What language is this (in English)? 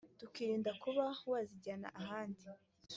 Kinyarwanda